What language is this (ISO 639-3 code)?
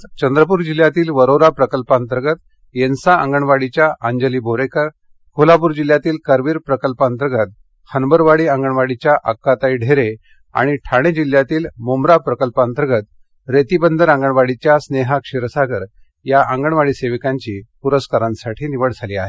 mar